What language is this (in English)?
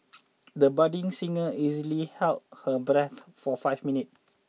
English